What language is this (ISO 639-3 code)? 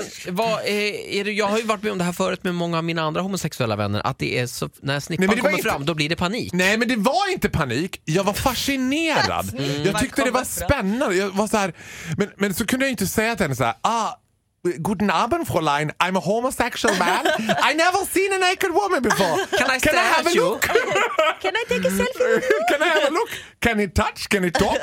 swe